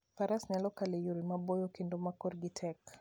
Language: Luo (Kenya and Tanzania)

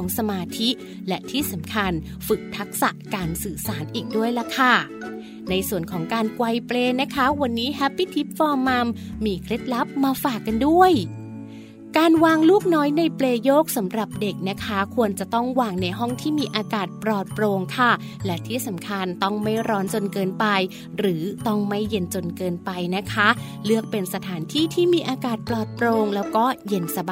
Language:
Thai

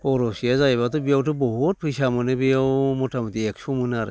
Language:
Bodo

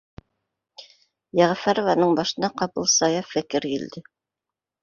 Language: Bashkir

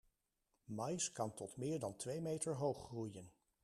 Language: Dutch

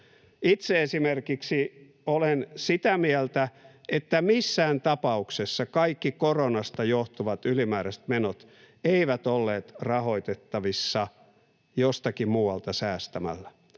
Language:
Finnish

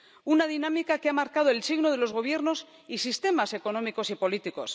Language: Spanish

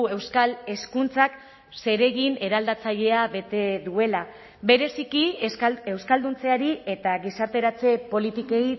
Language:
Basque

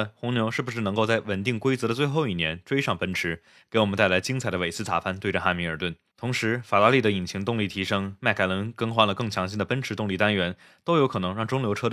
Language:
Chinese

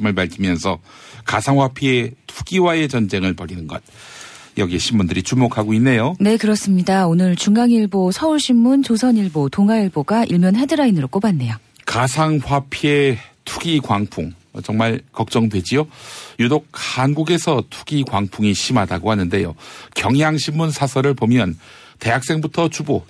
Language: Korean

